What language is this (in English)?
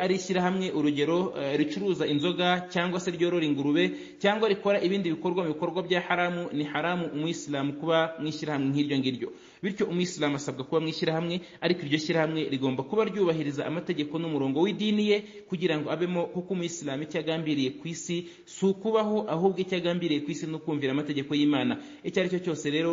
Arabic